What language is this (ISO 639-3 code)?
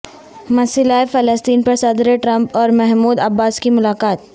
urd